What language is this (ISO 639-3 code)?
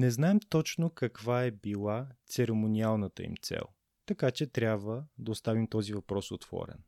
bul